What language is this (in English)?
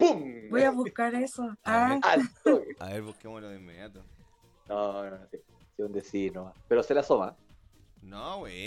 Spanish